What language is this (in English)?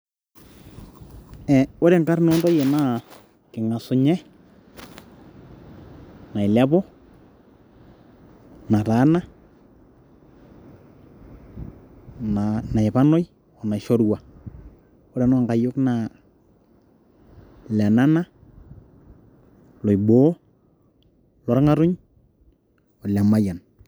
Masai